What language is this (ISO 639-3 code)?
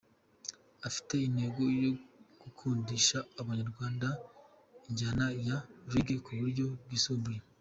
kin